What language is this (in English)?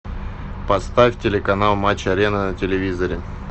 Russian